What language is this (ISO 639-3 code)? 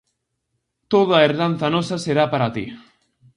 glg